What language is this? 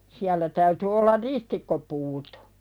Finnish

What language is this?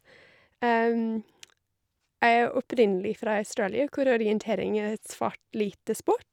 Norwegian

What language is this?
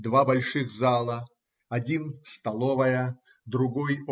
Russian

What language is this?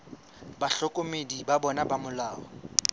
Southern Sotho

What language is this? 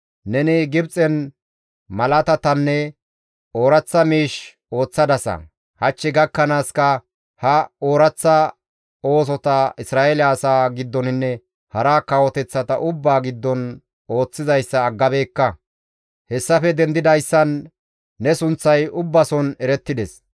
Gamo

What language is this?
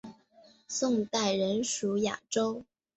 Chinese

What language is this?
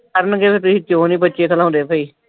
Punjabi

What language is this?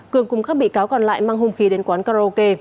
Vietnamese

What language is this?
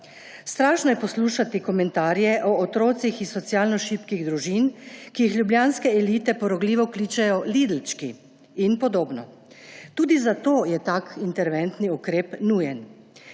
Slovenian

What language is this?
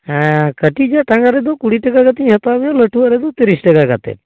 Santali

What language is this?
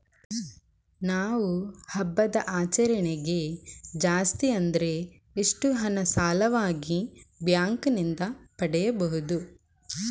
Kannada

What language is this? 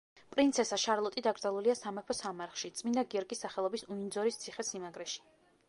Georgian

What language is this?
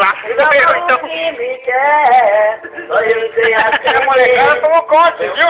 Portuguese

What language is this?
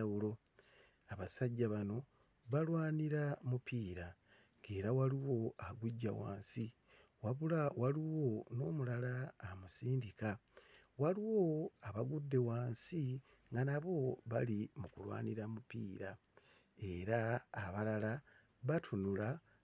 Ganda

